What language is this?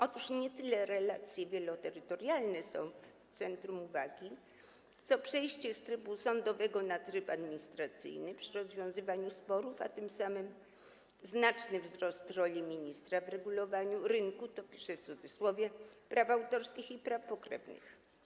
Polish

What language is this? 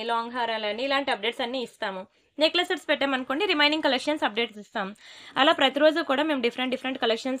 Telugu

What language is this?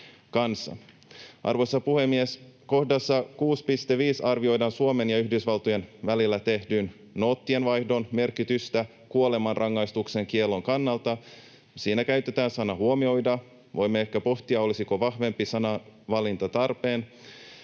Finnish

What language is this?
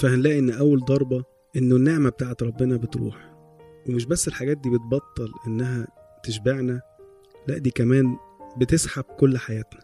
Arabic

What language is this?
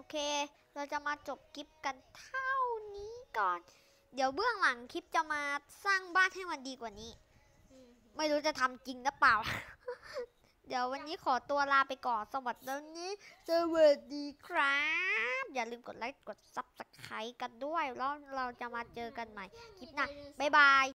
Thai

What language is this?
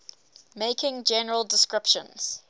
English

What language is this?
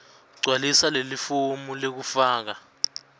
Swati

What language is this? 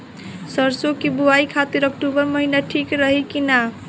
Bhojpuri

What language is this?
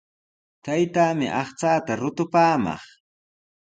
Sihuas Ancash Quechua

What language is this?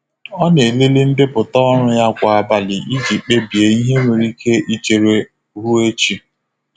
Igbo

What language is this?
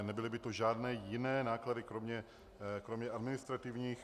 Czech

